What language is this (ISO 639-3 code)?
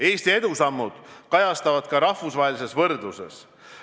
est